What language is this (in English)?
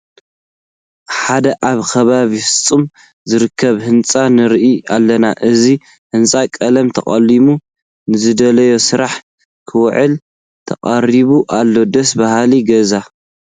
Tigrinya